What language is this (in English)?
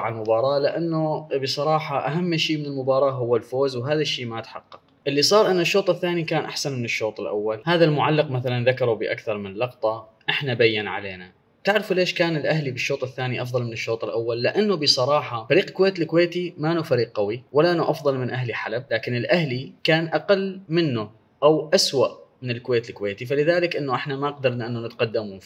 Arabic